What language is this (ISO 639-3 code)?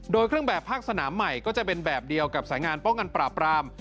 tha